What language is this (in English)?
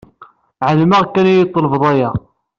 Kabyle